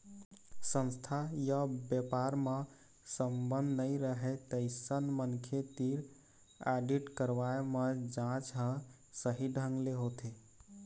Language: Chhattisgarhi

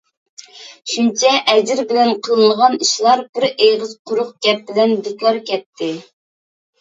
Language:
Uyghur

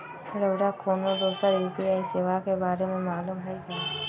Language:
Magahi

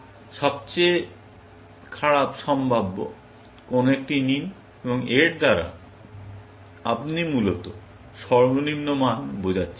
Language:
Bangla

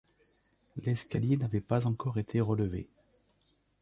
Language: French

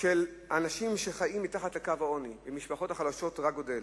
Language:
Hebrew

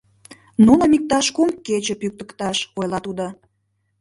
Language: Mari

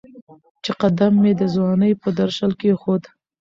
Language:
Pashto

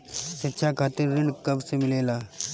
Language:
Bhojpuri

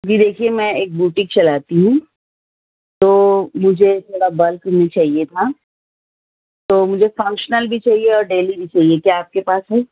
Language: Urdu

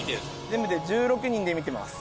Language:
Japanese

